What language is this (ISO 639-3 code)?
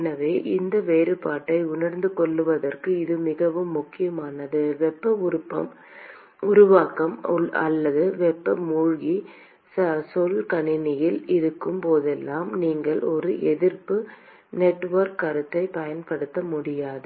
tam